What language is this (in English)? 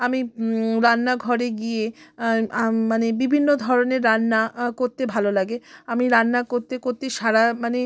Bangla